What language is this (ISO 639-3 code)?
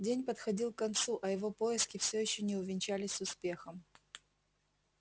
rus